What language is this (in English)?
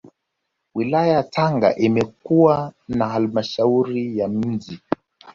Swahili